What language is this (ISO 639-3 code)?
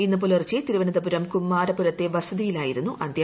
mal